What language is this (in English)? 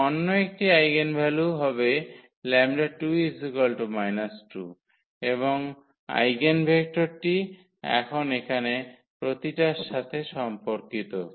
Bangla